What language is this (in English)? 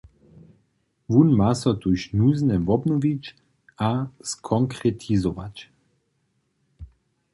Upper Sorbian